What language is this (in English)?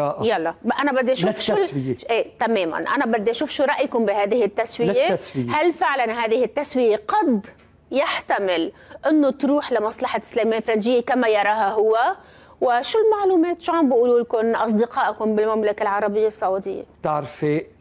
Arabic